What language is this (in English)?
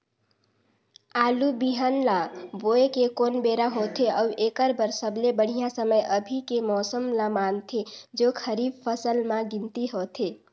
Chhattisgarhi